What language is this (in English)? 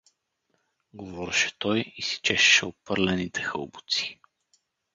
Bulgarian